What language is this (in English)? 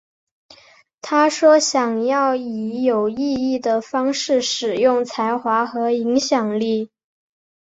Chinese